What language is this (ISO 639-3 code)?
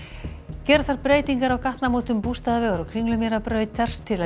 isl